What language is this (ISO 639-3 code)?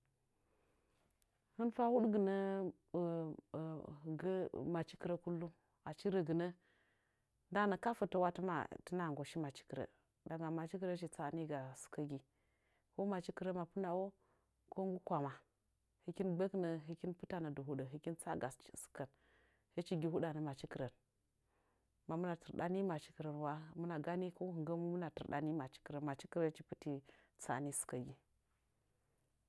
nja